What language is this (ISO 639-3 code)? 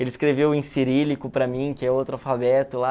por